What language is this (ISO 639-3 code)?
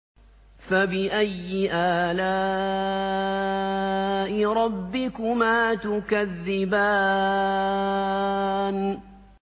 ara